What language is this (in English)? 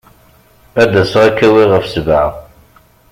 Kabyle